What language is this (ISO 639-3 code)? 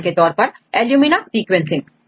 hin